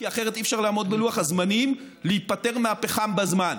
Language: Hebrew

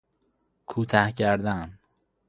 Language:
Persian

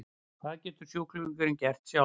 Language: Icelandic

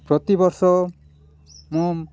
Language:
Odia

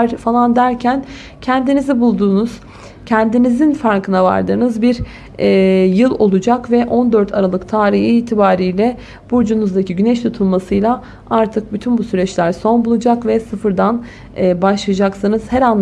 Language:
Turkish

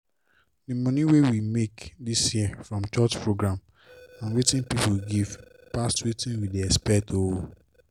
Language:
Nigerian Pidgin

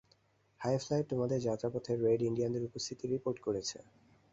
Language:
Bangla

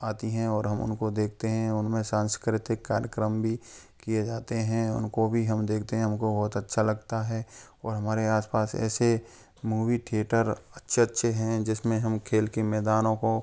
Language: Hindi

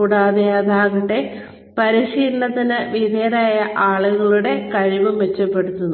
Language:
Malayalam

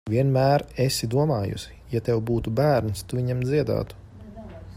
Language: Latvian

